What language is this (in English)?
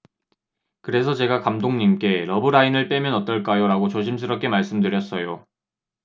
Korean